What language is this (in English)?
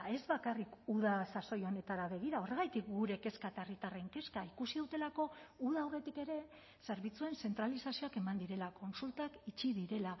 Basque